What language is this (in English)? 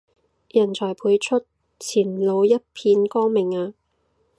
Cantonese